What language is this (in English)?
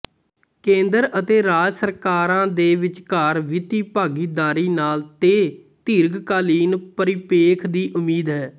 Punjabi